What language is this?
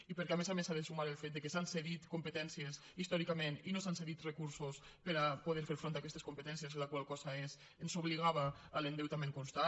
Catalan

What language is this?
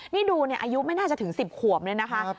Thai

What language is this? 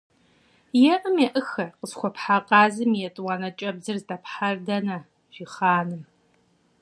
Kabardian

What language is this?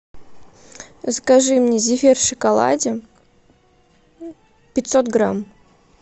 Russian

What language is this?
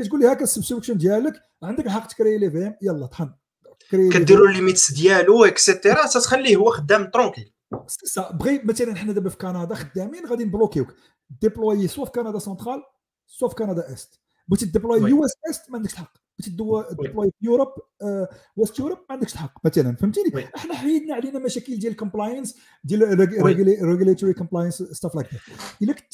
Arabic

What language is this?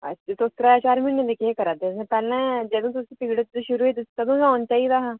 Dogri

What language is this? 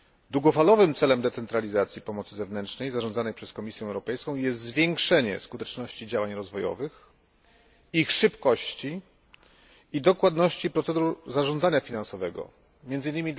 Polish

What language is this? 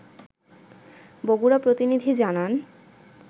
Bangla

